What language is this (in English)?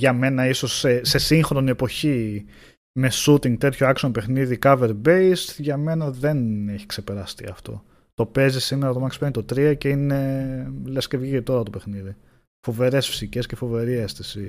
Greek